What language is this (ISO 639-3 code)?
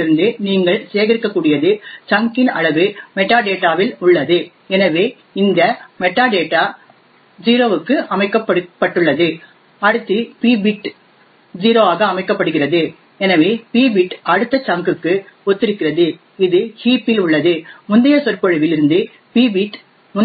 tam